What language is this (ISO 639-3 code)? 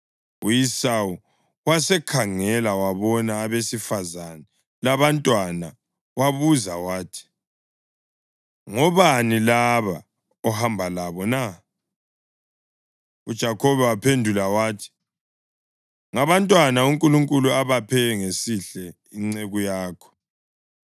nde